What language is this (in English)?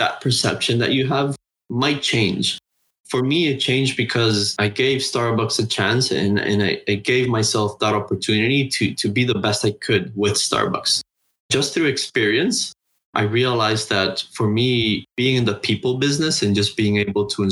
English